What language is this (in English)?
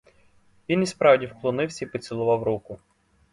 Ukrainian